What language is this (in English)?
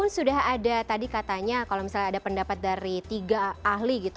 Indonesian